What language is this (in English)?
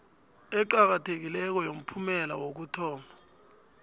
South Ndebele